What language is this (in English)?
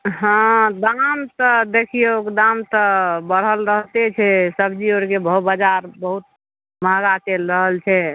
Maithili